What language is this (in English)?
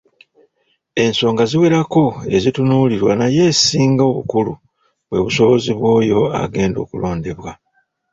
Ganda